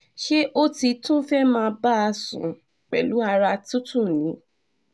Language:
Yoruba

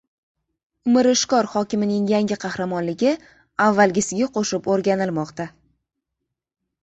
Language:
Uzbek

